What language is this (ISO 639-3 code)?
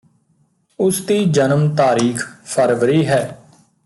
pan